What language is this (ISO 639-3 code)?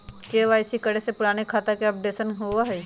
mag